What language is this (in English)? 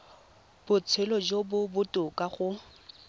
Tswana